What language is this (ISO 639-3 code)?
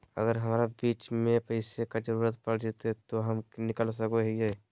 mag